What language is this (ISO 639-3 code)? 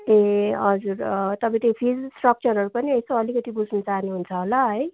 nep